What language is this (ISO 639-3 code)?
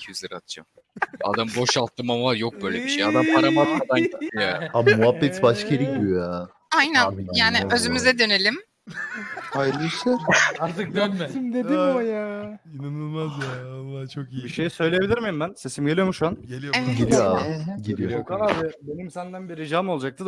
tur